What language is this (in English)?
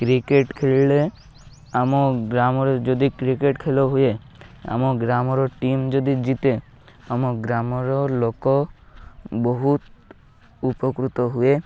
Odia